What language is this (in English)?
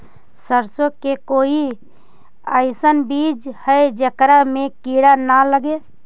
Magahi